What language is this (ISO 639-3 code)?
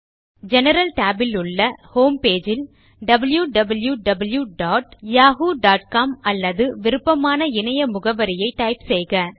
tam